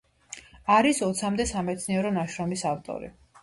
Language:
Georgian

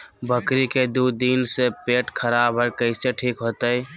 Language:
Magahi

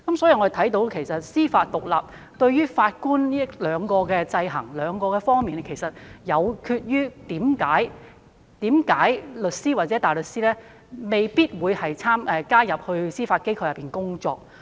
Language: Cantonese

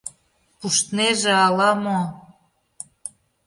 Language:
Mari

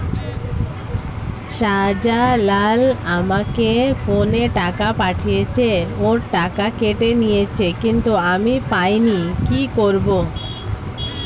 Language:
Bangla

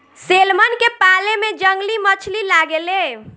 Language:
Bhojpuri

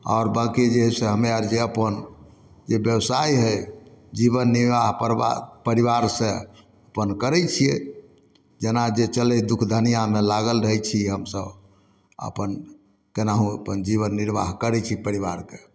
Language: Maithili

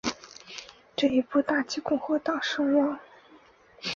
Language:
Chinese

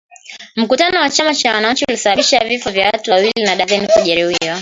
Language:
Swahili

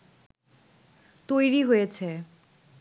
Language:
Bangla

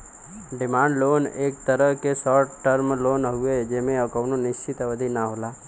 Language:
Bhojpuri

